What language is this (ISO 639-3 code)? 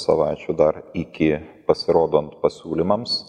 lit